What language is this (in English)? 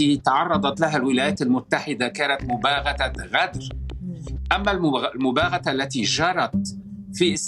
Arabic